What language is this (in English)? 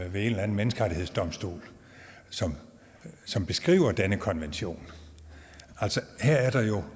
Danish